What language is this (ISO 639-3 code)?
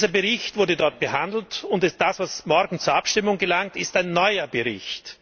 deu